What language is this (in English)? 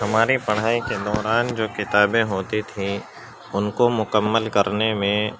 Urdu